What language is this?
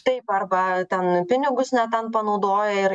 Lithuanian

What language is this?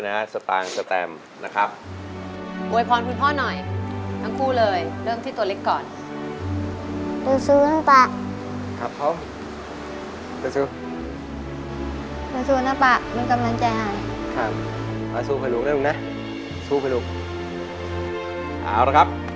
Thai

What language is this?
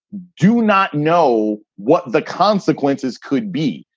English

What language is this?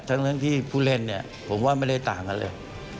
Thai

